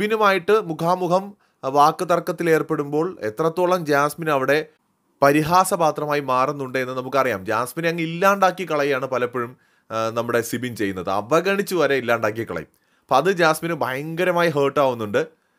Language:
Malayalam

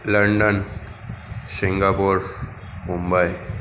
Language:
Gujarati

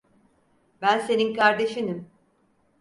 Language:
Turkish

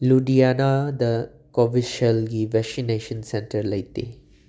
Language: Manipuri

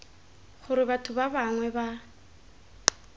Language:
Tswana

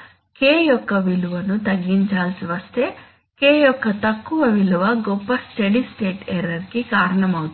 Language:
Telugu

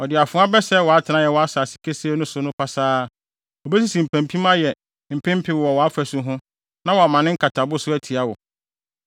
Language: Akan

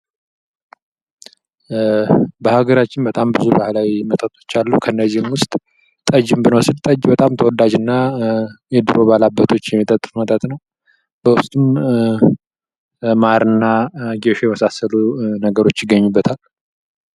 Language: Amharic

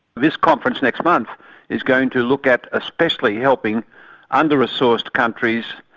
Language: English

